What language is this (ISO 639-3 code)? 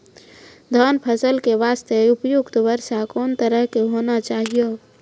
mai